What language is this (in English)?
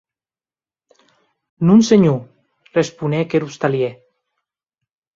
Occitan